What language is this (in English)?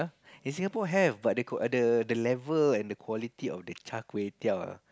English